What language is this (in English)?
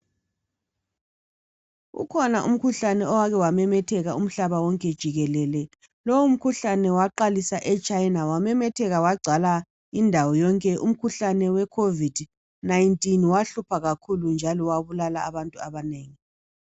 North Ndebele